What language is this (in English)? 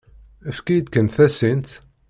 Kabyle